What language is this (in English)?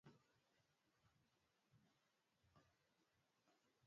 Swahili